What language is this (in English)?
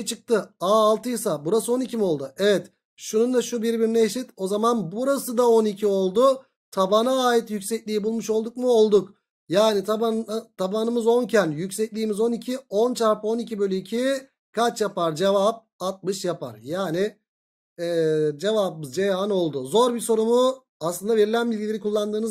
Turkish